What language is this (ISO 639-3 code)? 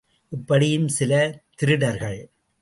tam